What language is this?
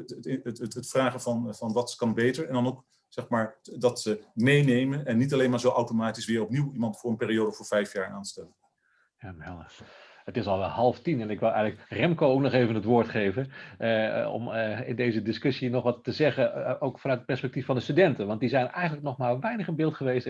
Dutch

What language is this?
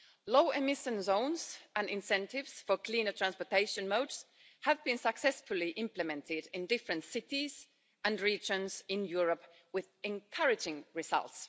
English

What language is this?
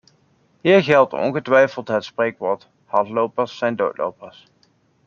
Dutch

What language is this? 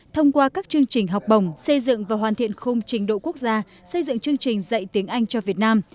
Vietnamese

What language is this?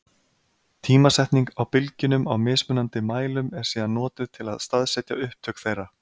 Icelandic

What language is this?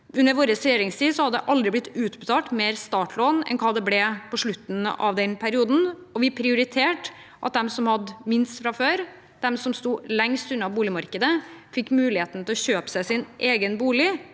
Norwegian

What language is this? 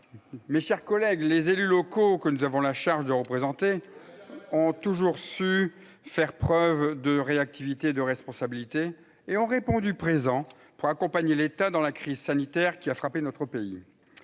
French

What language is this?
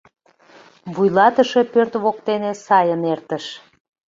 Mari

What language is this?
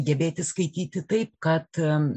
Lithuanian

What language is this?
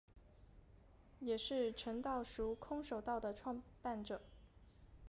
Chinese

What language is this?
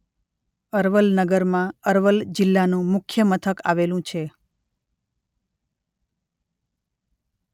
Gujarati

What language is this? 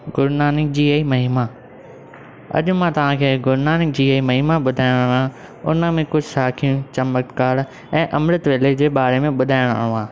Sindhi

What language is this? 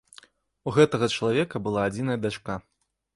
Belarusian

